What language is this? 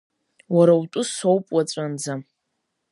Abkhazian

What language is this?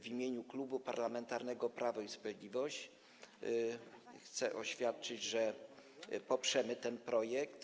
Polish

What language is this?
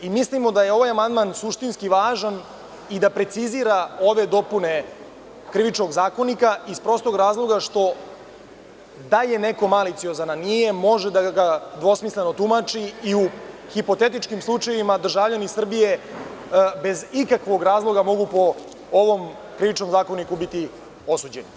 Serbian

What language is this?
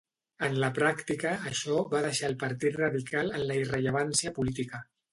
Catalan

